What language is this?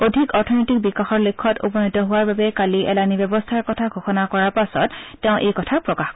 Assamese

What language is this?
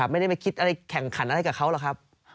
Thai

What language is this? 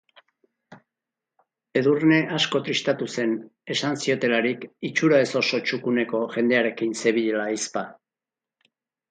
Basque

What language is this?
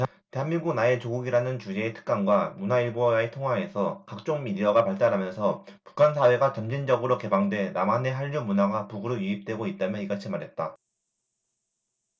Korean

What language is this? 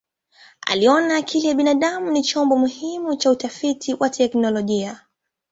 Swahili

